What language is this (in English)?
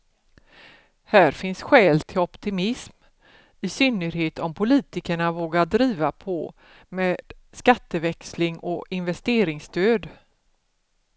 Swedish